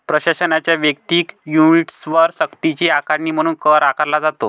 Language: Marathi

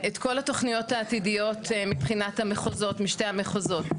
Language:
Hebrew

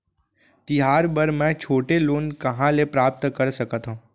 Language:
Chhattisgarhi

